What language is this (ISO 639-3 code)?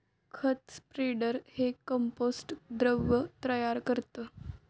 mar